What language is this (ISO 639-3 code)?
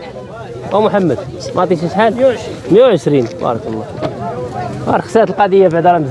ara